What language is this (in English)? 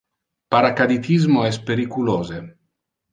Interlingua